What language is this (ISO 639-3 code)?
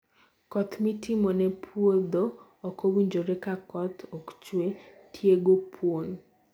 luo